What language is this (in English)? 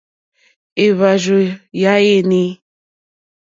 Mokpwe